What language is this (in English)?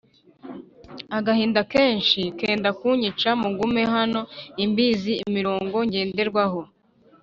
Kinyarwanda